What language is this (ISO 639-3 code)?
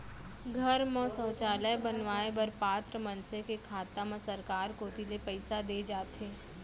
hne